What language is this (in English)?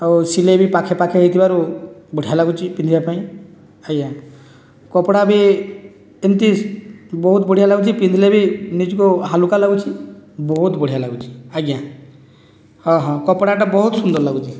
Odia